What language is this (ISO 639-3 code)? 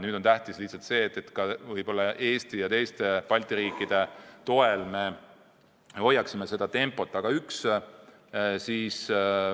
est